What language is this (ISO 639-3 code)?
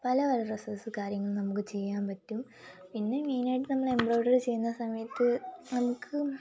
mal